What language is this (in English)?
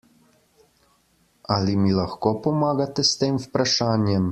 Slovenian